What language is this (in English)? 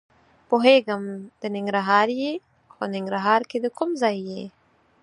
Pashto